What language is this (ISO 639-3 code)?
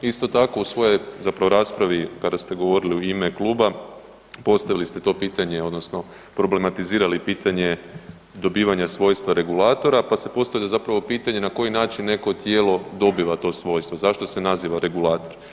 hrv